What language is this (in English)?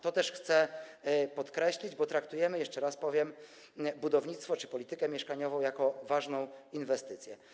Polish